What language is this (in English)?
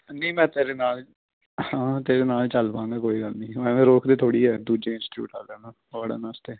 Punjabi